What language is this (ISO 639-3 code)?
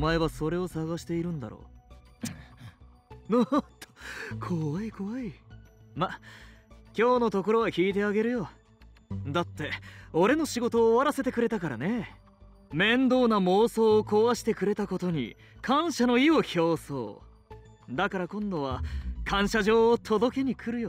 jpn